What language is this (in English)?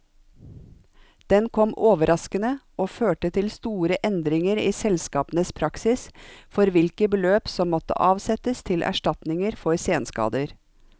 Norwegian